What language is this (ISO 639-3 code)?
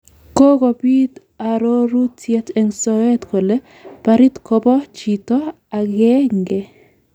kln